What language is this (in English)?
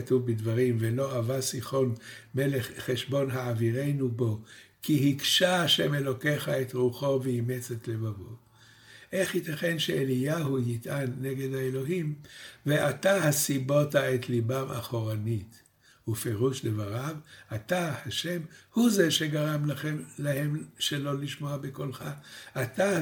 Hebrew